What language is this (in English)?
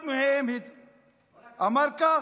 Hebrew